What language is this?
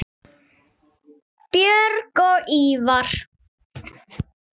Icelandic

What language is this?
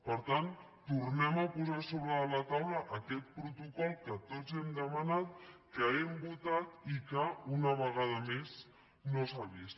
Catalan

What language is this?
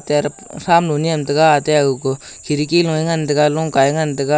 Wancho Naga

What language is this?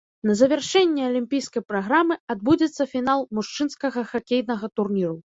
Belarusian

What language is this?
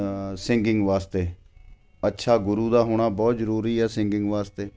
Punjabi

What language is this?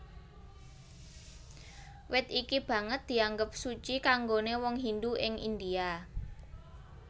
Javanese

